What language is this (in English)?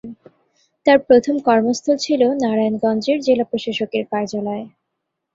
Bangla